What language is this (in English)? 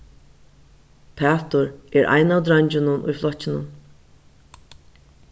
Faroese